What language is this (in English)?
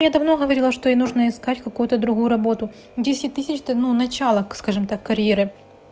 Russian